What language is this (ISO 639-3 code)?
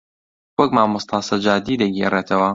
ckb